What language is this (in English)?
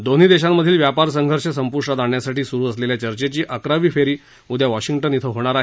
Marathi